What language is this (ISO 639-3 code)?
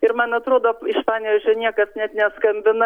lit